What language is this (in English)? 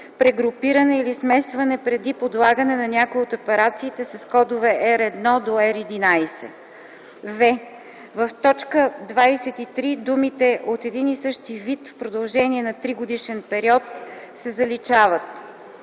Bulgarian